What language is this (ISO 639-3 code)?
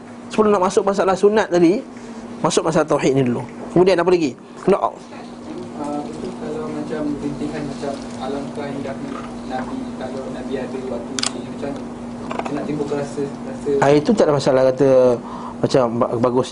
msa